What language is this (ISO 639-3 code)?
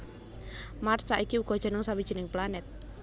jav